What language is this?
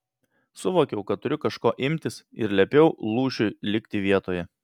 Lithuanian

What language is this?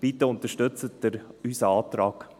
Swiss German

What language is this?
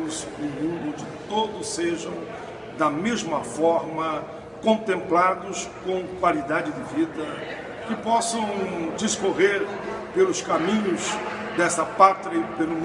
Portuguese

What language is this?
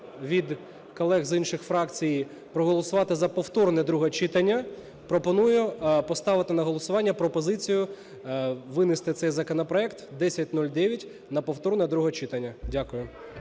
Ukrainian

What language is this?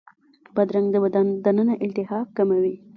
Pashto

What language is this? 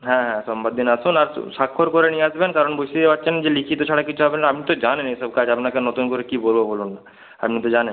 Bangla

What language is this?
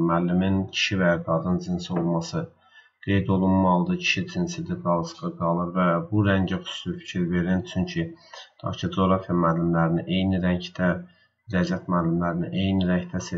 Turkish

